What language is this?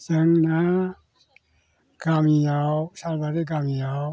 Bodo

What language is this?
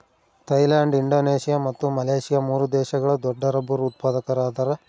Kannada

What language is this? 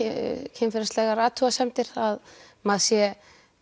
Icelandic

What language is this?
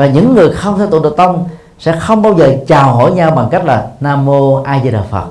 Vietnamese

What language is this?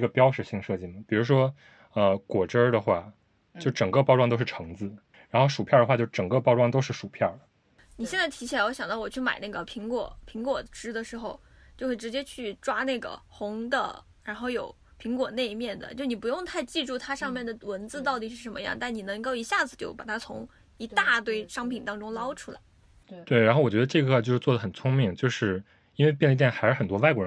Chinese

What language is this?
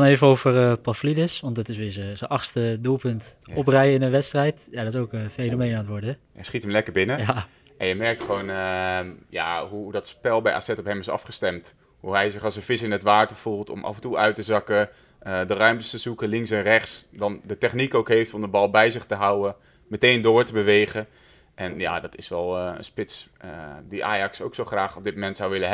Dutch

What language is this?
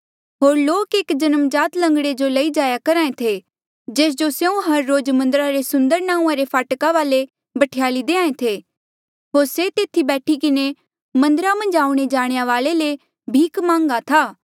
Mandeali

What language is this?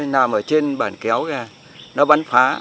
Vietnamese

